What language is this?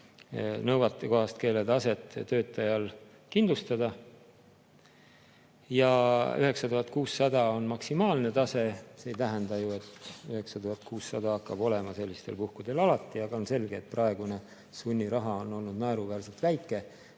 Estonian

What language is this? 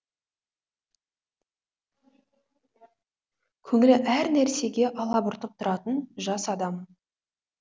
Kazakh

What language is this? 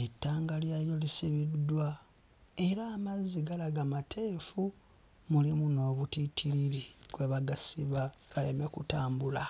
Ganda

